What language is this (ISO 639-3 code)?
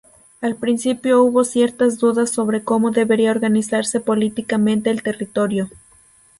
spa